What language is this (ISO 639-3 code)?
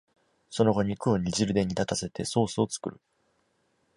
jpn